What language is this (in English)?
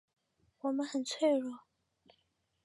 Chinese